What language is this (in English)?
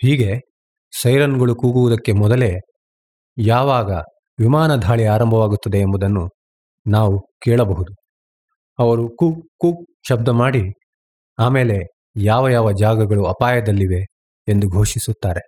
Kannada